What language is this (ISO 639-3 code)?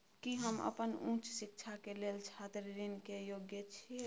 mai